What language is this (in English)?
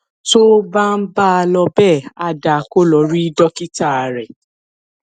Yoruba